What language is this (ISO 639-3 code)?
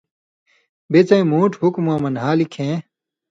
mvy